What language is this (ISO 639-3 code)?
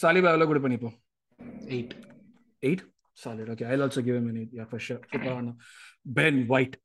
tam